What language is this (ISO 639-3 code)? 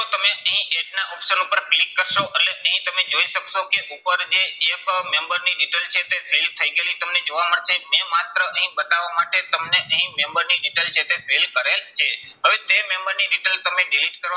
guj